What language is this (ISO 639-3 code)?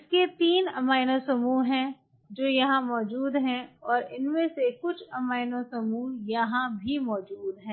hin